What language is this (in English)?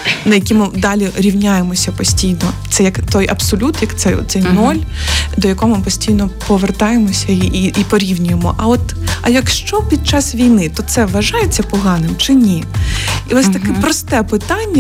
Ukrainian